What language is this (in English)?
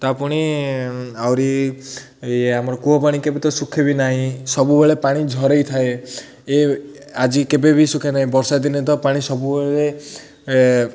Odia